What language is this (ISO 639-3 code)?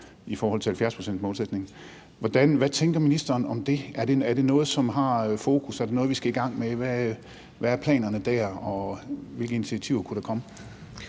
dan